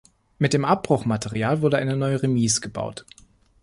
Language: German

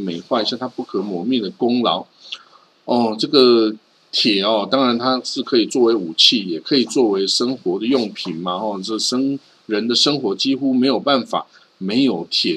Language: Chinese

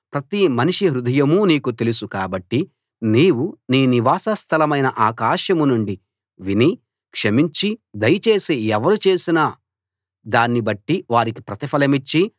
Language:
Telugu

